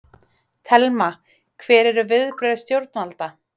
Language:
Icelandic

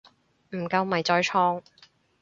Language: Cantonese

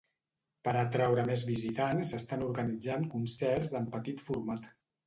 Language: Catalan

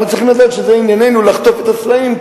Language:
Hebrew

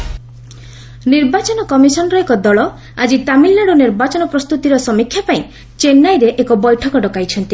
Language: Odia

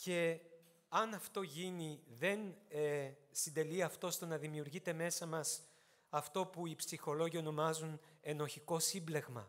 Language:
Greek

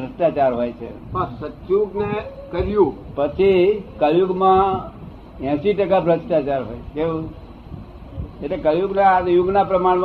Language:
Gujarati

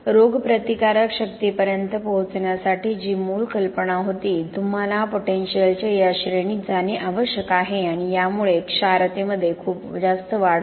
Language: Marathi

